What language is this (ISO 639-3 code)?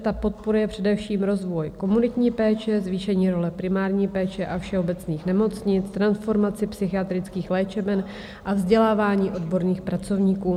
ces